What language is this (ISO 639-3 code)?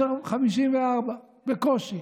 heb